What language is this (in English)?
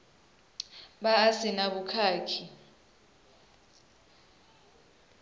Venda